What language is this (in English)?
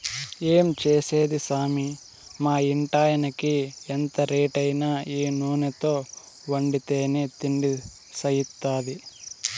Telugu